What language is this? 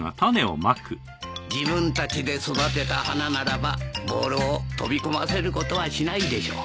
Japanese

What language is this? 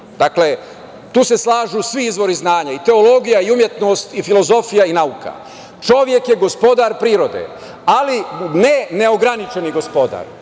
Serbian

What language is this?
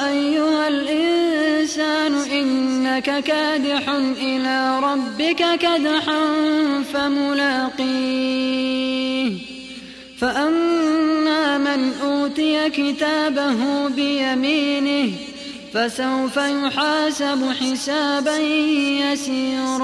Arabic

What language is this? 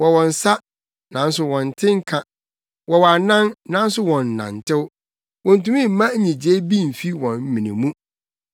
Akan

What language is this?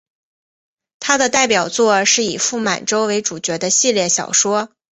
Chinese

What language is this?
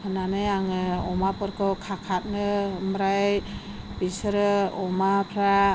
Bodo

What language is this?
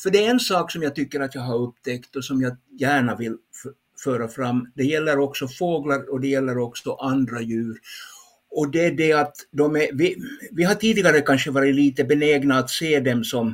Swedish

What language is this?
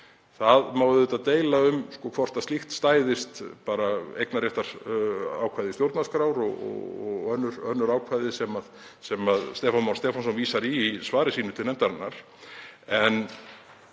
Icelandic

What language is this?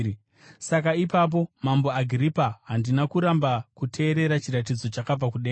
Shona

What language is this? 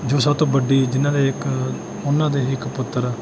Punjabi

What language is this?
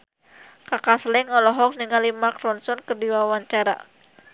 Sundanese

